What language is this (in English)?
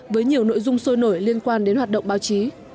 Vietnamese